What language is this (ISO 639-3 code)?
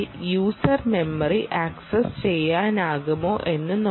mal